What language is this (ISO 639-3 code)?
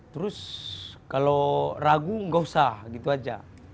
ind